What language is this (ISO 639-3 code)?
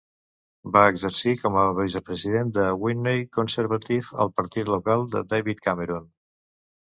cat